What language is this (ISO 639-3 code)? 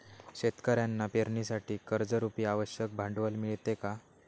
mar